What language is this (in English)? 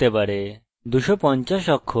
Bangla